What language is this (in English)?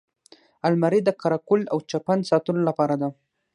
Pashto